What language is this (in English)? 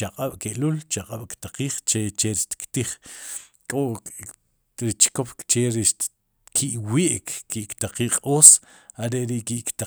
Sipacapense